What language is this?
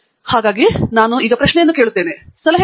Kannada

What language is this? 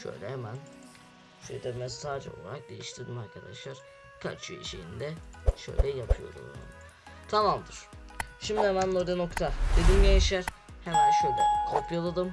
Turkish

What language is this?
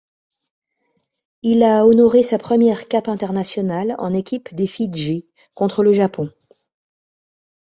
French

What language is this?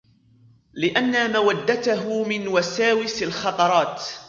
Arabic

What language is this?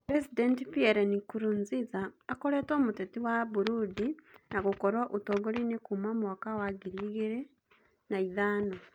Kikuyu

